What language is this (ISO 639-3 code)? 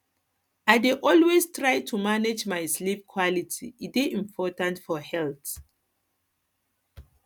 pcm